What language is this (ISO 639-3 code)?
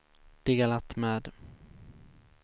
swe